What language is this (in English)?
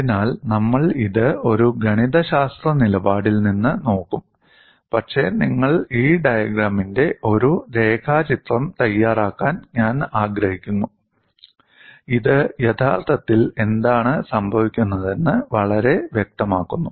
Malayalam